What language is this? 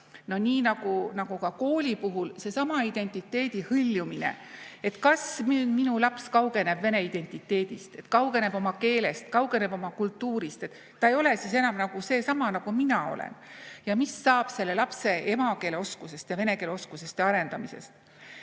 Estonian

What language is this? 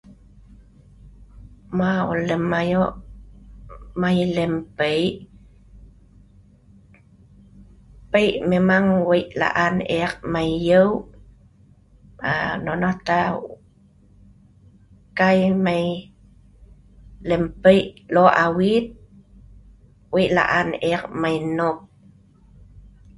Sa'ban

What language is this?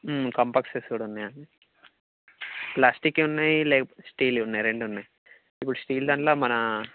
Telugu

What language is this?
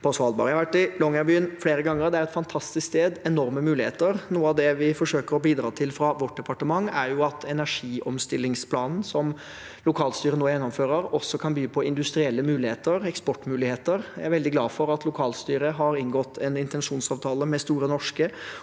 Norwegian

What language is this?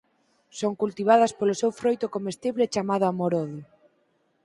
Galician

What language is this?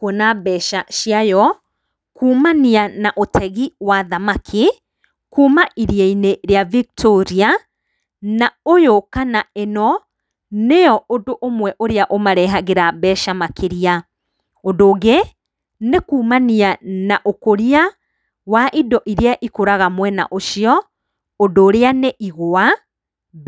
Kikuyu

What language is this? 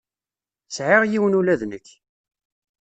Kabyle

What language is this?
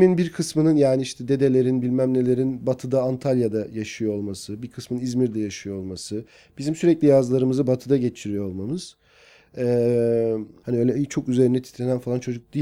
Turkish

